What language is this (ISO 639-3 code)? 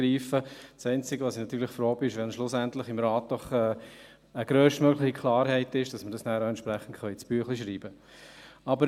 gsw